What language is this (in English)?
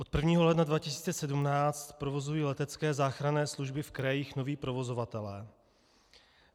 Czech